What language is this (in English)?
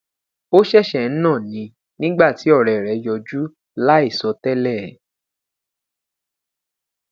Yoruba